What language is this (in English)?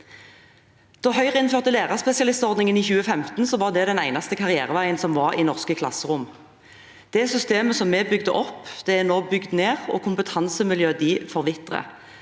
Norwegian